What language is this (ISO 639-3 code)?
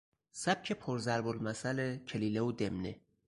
fas